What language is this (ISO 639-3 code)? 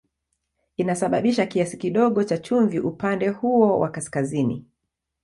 swa